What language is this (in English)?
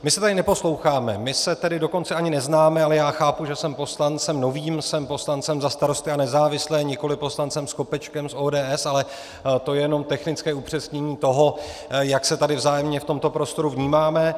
Czech